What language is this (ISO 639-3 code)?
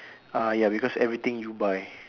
eng